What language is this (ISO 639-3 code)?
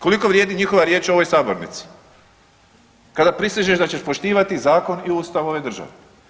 hrv